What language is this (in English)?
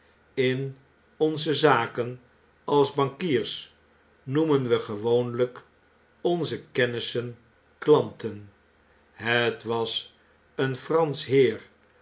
Dutch